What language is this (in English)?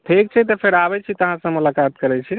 Maithili